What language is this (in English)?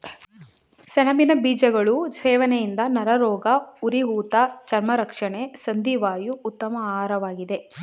Kannada